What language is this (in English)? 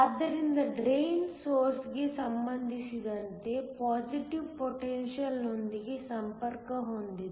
Kannada